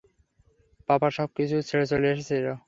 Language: Bangla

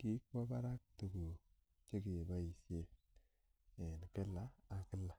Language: Kalenjin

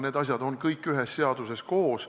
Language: Estonian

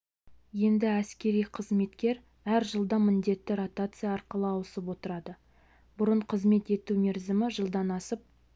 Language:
Kazakh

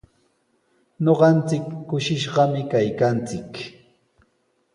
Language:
Sihuas Ancash Quechua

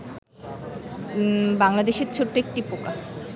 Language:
Bangla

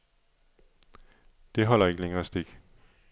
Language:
Danish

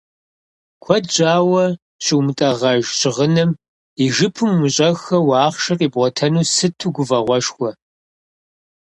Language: Kabardian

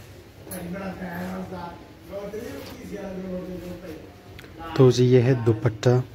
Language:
Hindi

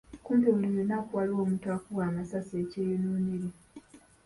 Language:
Ganda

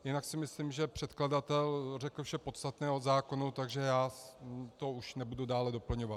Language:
Czech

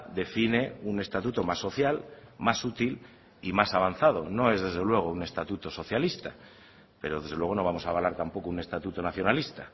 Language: Spanish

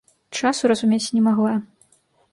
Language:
Belarusian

